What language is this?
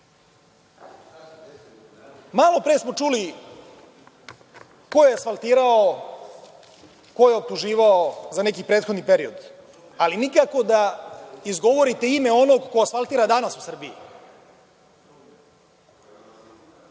Serbian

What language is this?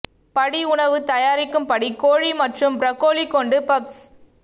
Tamil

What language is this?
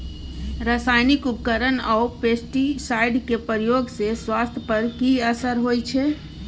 Maithili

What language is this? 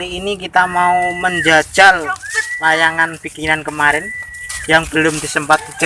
Indonesian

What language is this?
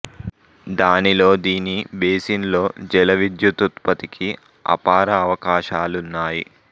Telugu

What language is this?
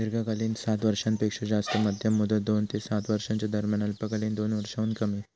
Marathi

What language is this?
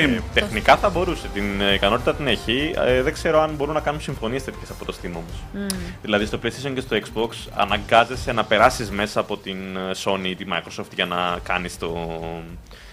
Greek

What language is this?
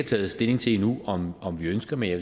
Danish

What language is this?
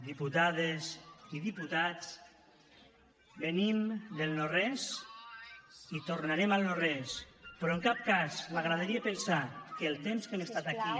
Catalan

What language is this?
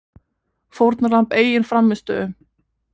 Icelandic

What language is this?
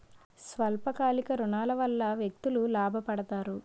Telugu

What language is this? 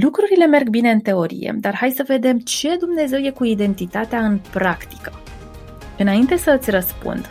Romanian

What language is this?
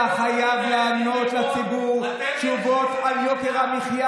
Hebrew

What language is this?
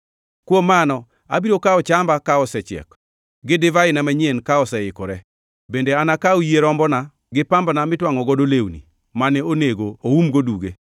Luo (Kenya and Tanzania)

